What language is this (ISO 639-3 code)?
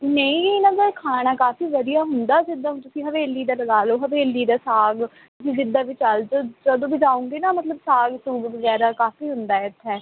pan